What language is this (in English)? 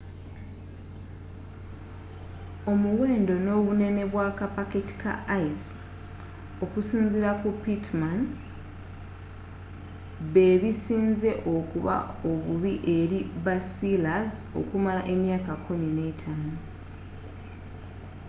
Ganda